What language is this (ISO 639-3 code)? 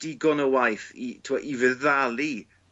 cym